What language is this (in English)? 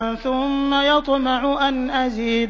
Arabic